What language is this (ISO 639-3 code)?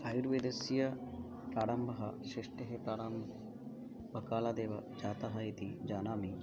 san